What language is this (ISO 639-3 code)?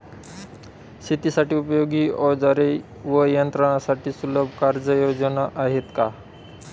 mar